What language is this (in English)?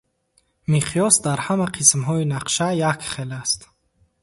Tajik